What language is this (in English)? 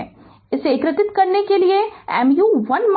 Hindi